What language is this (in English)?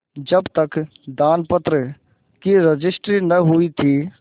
Hindi